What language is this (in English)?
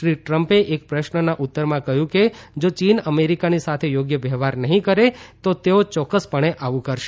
Gujarati